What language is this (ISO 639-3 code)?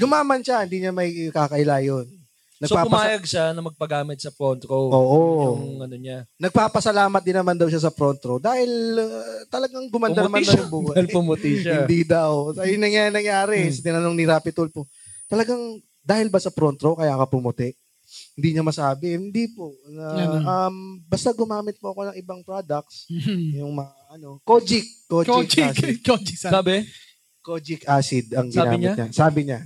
fil